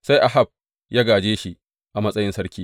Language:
Hausa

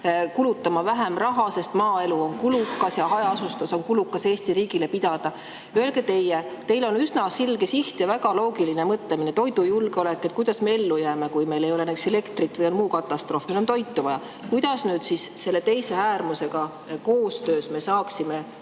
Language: Estonian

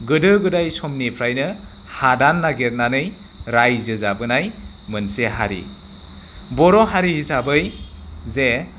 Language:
Bodo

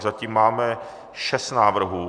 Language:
Czech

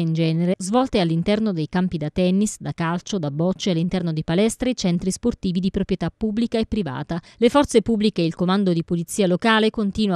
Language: Italian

